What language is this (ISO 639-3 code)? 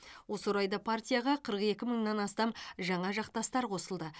kaz